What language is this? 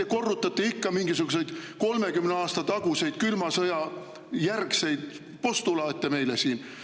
Estonian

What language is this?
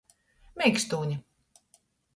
Latgalian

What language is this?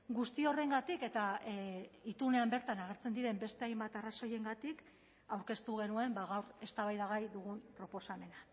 Basque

